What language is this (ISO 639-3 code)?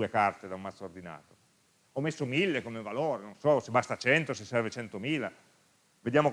ita